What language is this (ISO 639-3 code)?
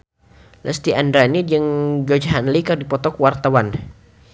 sun